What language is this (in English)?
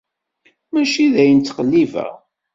Kabyle